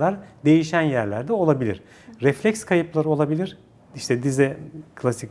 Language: Turkish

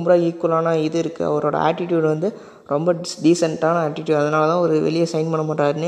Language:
Tamil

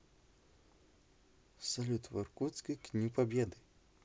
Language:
Russian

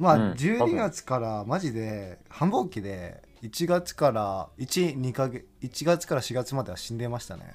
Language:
Japanese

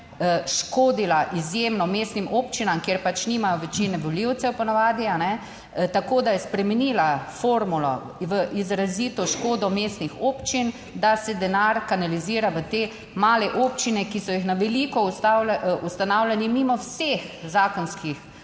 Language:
Slovenian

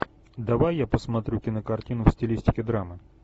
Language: Russian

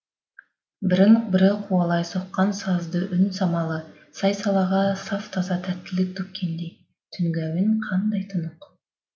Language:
Kazakh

